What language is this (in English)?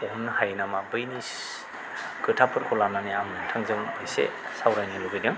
Bodo